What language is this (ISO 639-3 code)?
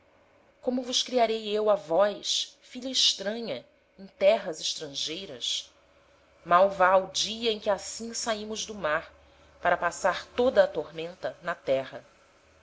por